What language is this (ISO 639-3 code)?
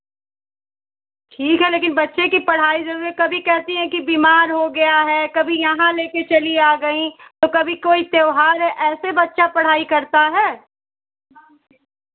hin